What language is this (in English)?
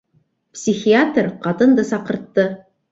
Bashkir